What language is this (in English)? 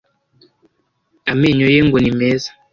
Kinyarwanda